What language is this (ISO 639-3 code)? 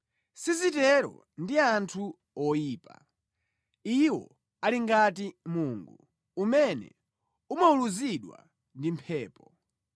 nya